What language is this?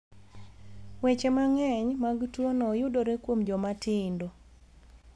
Luo (Kenya and Tanzania)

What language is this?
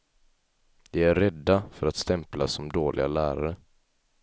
Swedish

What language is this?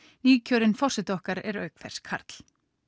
Icelandic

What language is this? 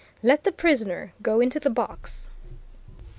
English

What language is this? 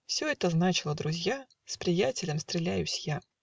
Russian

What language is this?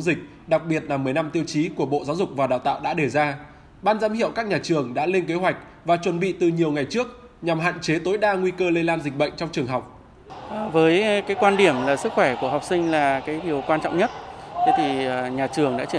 Vietnamese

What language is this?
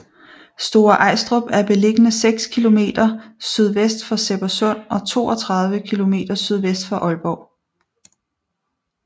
Danish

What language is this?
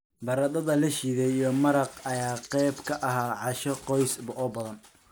Somali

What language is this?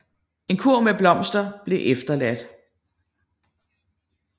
Danish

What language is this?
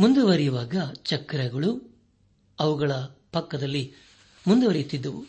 Kannada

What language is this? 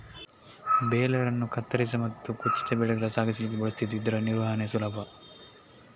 Kannada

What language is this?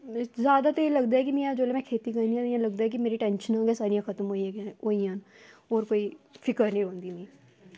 Dogri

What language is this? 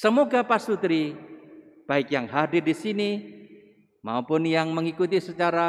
Indonesian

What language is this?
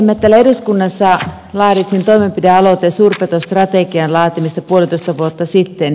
Finnish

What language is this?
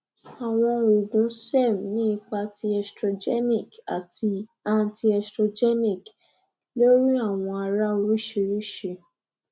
Yoruba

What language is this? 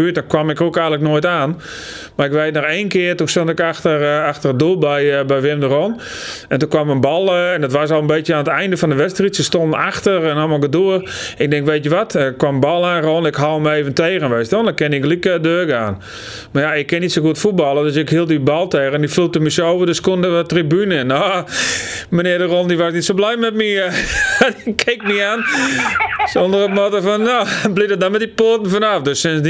Dutch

